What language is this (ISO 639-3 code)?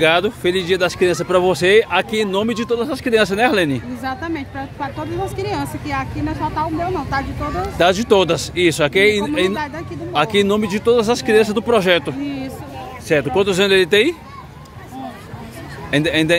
por